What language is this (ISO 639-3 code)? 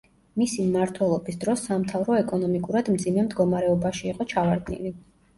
kat